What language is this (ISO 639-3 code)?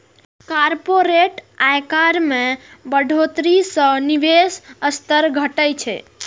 mai